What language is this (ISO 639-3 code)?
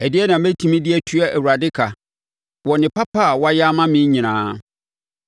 aka